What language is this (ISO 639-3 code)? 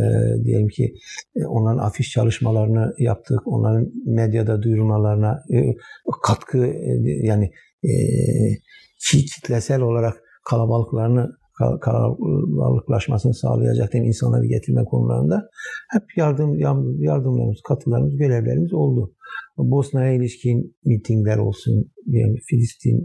tur